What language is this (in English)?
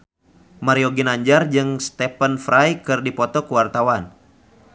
Sundanese